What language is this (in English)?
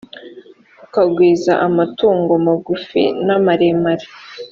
Kinyarwanda